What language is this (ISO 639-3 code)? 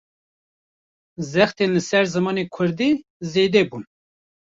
kur